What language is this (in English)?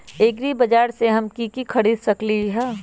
Magahi